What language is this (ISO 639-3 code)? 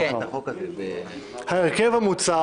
heb